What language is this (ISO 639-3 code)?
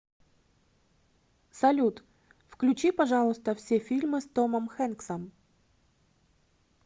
rus